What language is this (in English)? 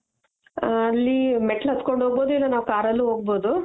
Kannada